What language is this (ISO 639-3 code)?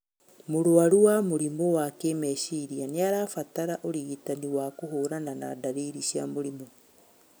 kik